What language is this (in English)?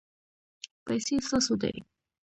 Pashto